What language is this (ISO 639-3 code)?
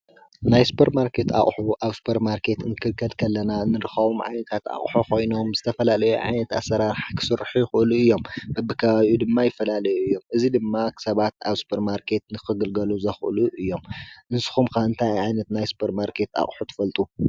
tir